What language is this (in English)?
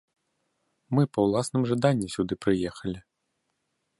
Belarusian